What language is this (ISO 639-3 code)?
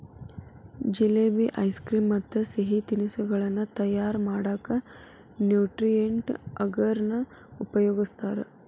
kan